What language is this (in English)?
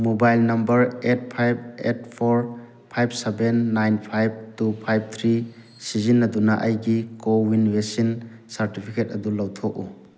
Manipuri